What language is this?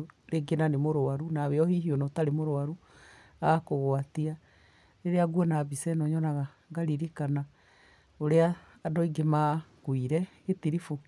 Kikuyu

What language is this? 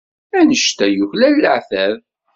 Kabyle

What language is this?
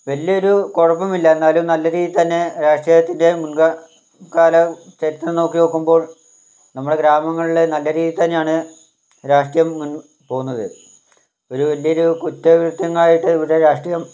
Malayalam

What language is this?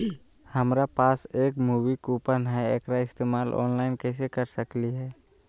Magahi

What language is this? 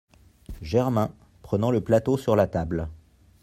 French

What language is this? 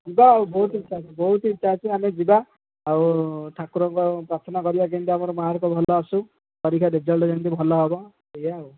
Odia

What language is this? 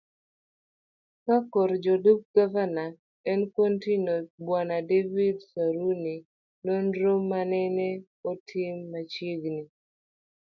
Luo (Kenya and Tanzania)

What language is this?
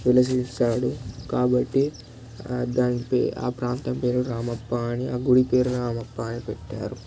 Telugu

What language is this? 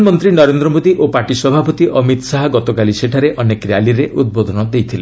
Odia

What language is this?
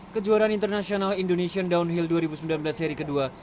Indonesian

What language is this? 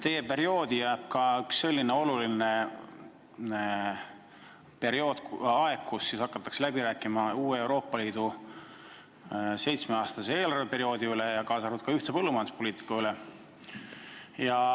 Estonian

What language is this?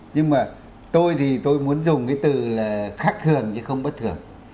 Vietnamese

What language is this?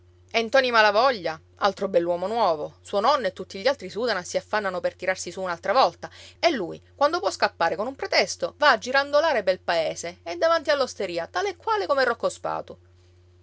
Italian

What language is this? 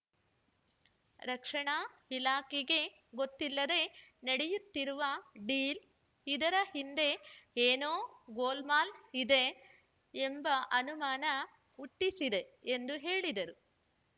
Kannada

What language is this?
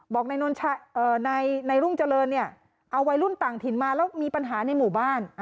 Thai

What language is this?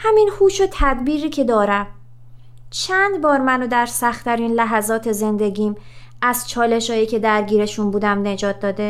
Persian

